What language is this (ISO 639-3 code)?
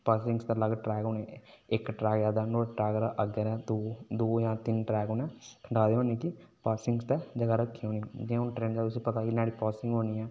doi